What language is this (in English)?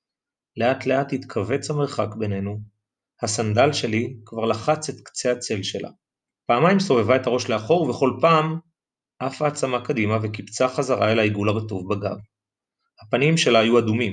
Hebrew